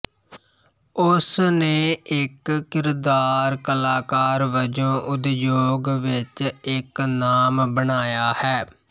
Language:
Punjabi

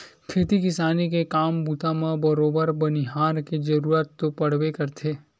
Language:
Chhattisgarhi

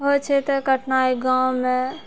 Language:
Maithili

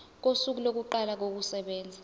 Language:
Zulu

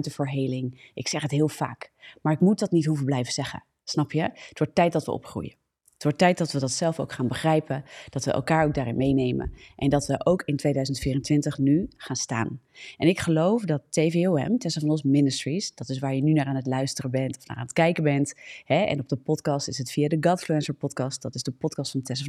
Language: Dutch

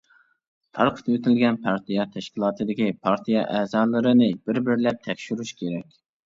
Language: Uyghur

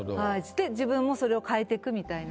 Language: Japanese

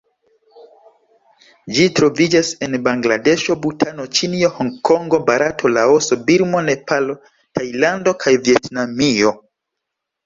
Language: Esperanto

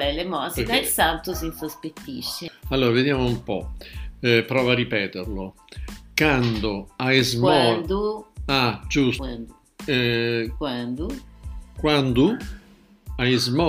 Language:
Italian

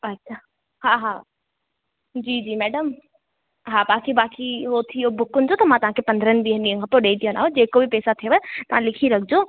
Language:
Sindhi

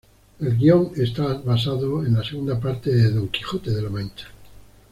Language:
Spanish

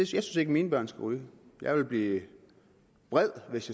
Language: Danish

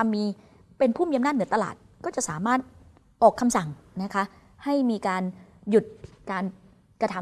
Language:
Thai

